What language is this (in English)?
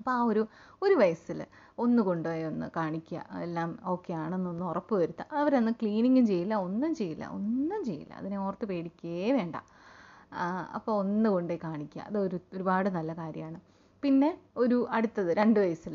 Malayalam